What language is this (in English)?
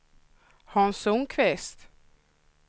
Swedish